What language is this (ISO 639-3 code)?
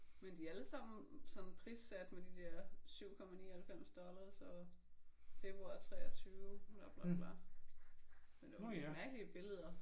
dan